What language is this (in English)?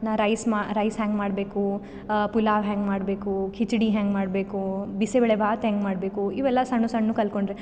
Kannada